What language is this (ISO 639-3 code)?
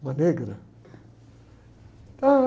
por